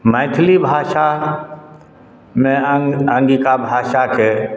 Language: Maithili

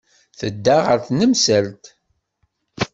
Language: Kabyle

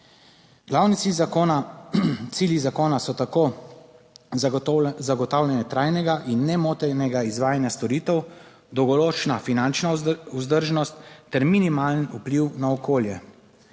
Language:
Slovenian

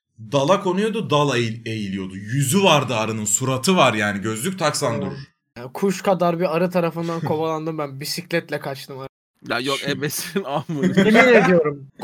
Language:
Turkish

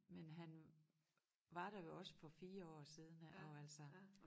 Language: Danish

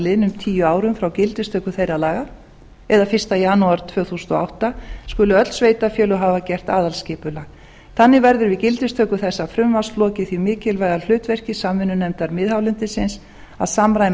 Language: Icelandic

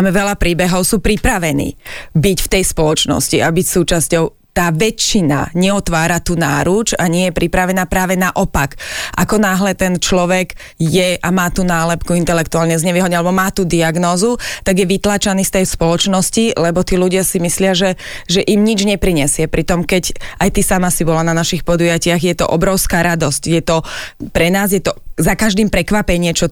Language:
Slovak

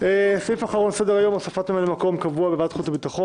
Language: Hebrew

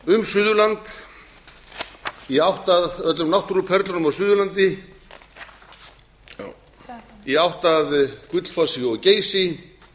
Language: Icelandic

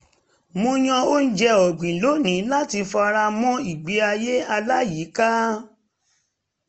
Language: Yoruba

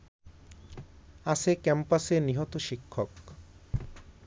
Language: Bangla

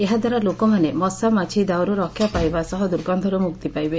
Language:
Odia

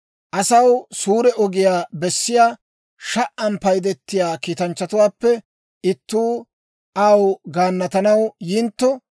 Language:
Dawro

